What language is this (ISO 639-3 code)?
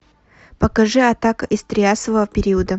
rus